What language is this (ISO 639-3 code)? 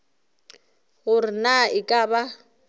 nso